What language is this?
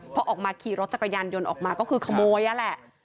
Thai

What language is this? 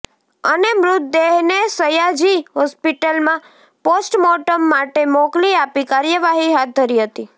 Gujarati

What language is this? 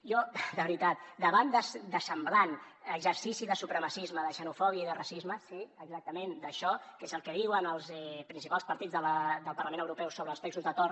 Catalan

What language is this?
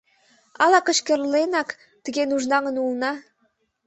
Mari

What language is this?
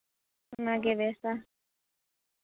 Santali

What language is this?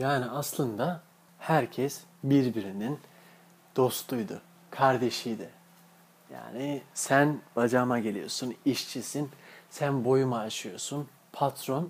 Turkish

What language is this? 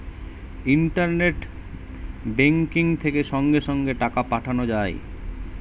Bangla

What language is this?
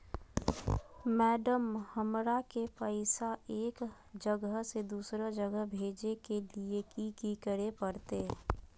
Magahi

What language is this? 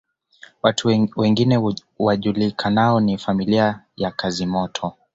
Swahili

